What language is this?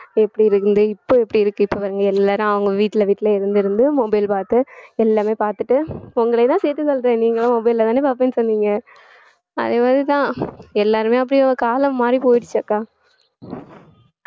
Tamil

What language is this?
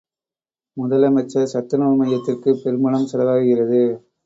Tamil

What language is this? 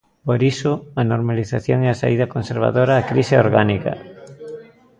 Galician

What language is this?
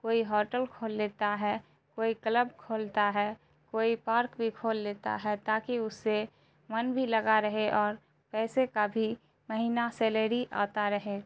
Urdu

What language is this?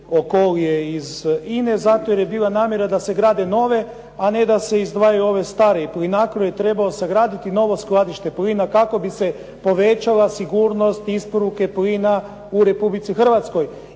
Croatian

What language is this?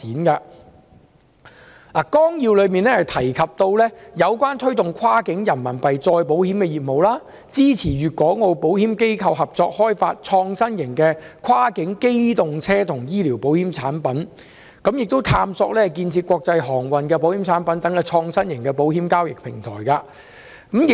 Cantonese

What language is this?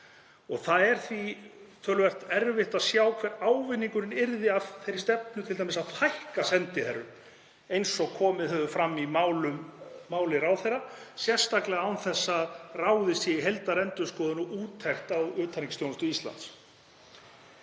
Icelandic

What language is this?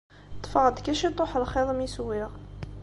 Kabyle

